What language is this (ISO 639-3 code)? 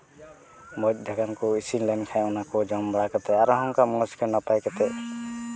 sat